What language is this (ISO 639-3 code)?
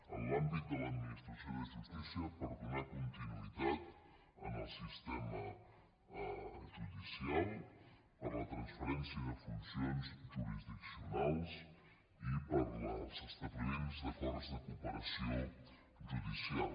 cat